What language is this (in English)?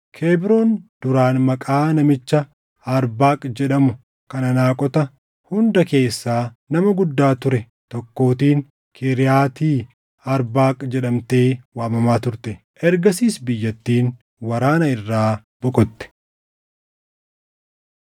Oromo